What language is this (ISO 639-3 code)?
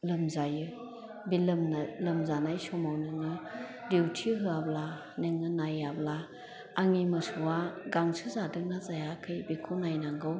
brx